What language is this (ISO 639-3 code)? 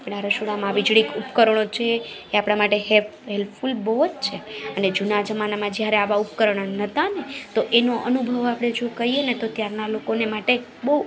guj